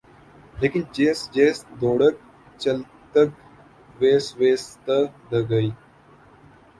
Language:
Urdu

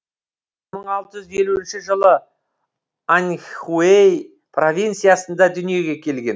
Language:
Kazakh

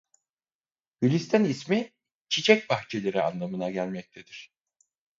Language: Turkish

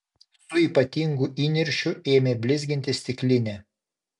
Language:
Lithuanian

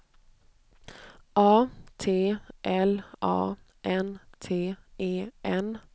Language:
Swedish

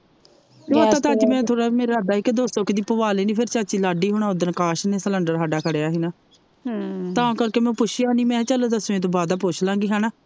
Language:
Punjabi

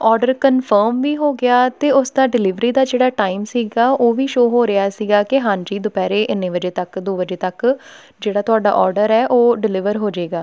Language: Punjabi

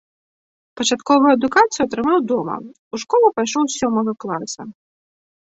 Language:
Belarusian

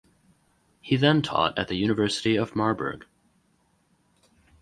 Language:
English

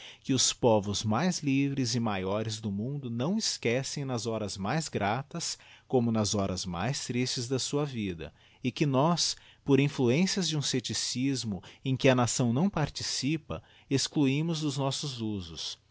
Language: Portuguese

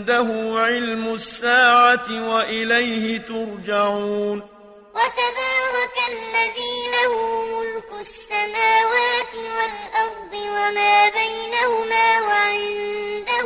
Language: Arabic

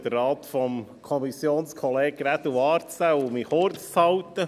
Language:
Swiss German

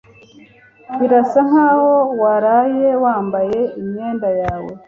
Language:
Kinyarwanda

